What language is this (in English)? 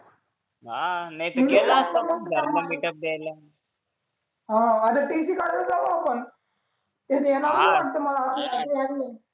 Marathi